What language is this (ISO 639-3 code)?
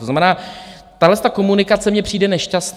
ces